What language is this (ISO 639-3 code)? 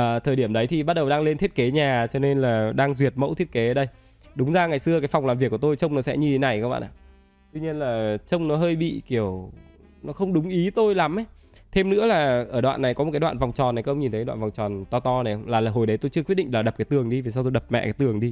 vie